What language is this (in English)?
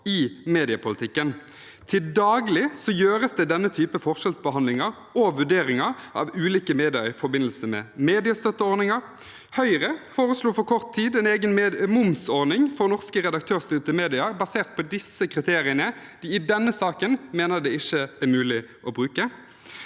Norwegian